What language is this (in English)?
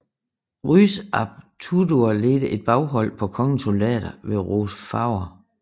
Danish